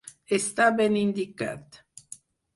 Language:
Catalan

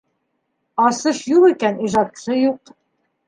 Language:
Bashkir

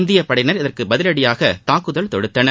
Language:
Tamil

